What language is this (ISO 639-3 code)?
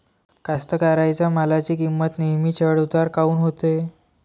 mar